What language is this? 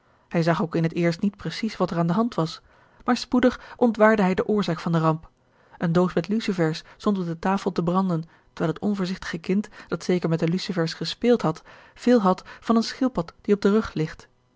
Dutch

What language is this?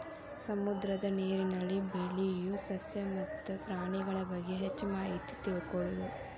Kannada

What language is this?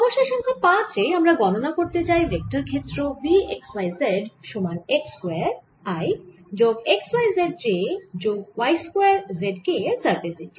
Bangla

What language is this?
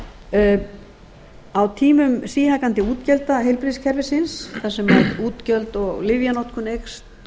Icelandic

